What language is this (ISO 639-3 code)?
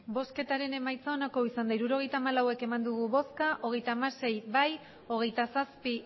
eus